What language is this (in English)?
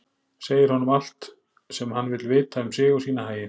Icelandic